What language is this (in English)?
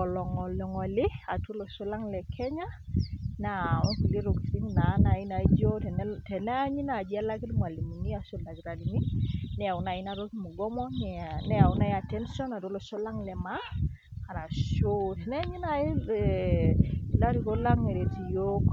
Masai